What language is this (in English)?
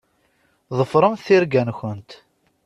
Kabyle